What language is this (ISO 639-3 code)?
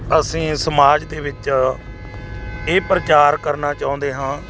pan